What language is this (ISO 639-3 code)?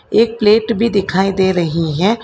hin